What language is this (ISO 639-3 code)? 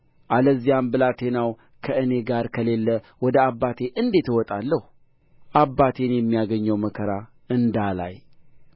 amh